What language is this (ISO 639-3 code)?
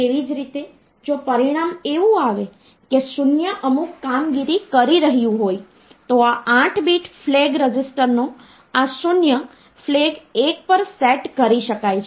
guj